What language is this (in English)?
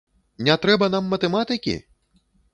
Belarusian